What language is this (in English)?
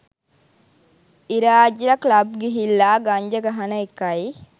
Sinhala